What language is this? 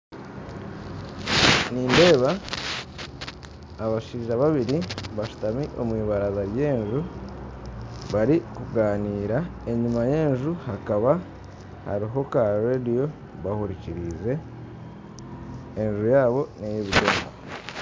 Nyankole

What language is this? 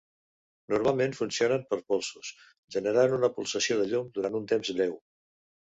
Catalan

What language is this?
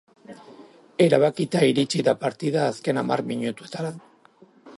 Basque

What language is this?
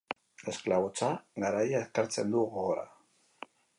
Basque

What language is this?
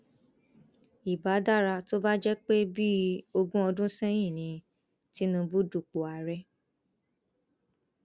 Yoruba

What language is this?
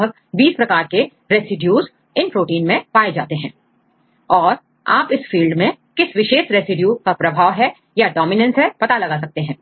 Hindi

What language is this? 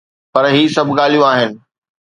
Sindhi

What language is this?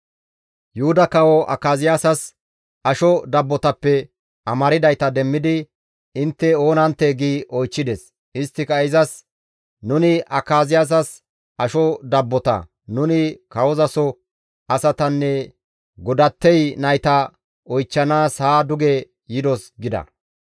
Gamo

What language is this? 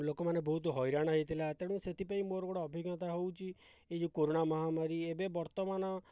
Odia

